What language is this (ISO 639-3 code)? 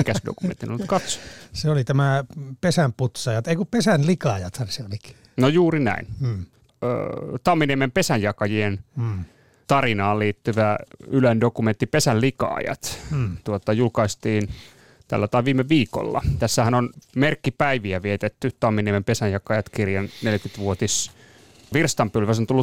fin